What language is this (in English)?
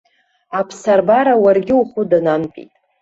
Abkhazian